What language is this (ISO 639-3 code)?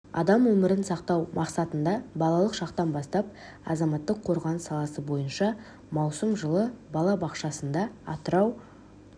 kaz